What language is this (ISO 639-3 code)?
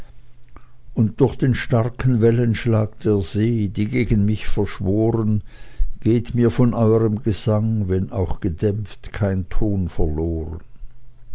deu